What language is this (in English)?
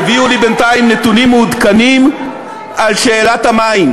Hebrew